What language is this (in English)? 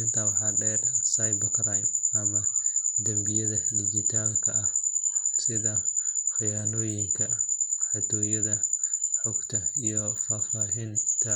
Somali